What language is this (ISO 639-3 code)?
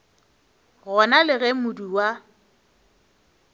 nso